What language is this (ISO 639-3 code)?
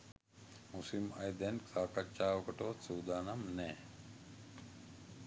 sin